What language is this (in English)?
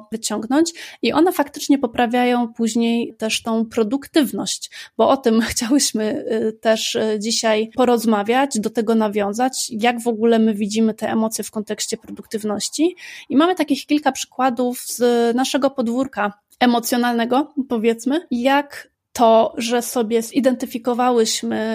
Polish